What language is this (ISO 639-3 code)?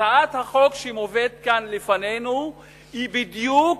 heb